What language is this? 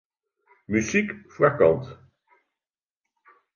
Western Frisian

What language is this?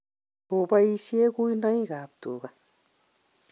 Kalenjin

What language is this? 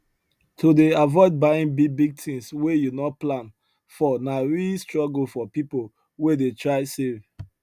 Nigerian Pidgin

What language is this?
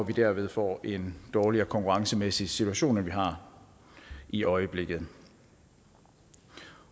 Danish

